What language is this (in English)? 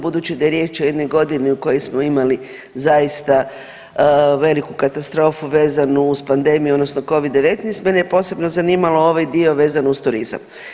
Croatian